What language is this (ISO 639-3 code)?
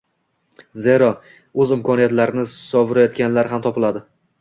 uzb